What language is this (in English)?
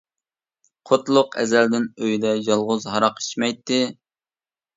Uyghur